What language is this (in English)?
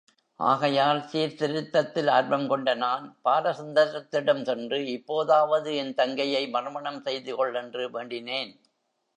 Tamil